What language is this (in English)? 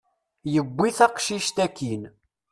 Kabyle